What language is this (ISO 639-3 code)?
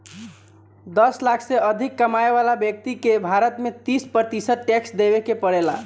bho